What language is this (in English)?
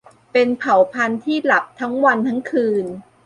Thai